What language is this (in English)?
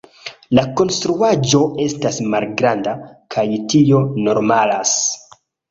Esperanto